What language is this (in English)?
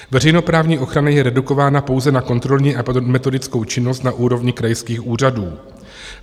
Czech